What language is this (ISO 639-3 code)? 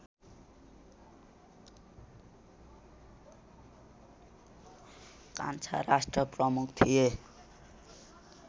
nep